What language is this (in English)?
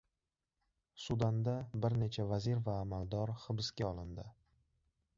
Uzbek